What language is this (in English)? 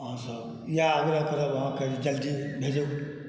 Maithili